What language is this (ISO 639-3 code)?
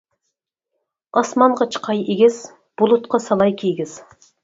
uig